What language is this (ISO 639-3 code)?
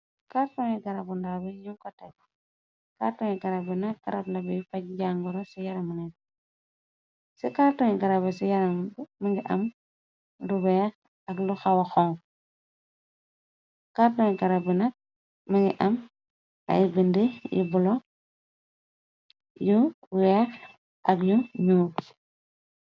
wol